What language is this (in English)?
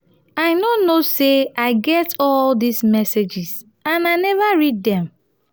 Nigerian Pidgin